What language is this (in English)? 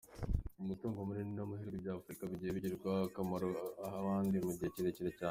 Kinyarwanda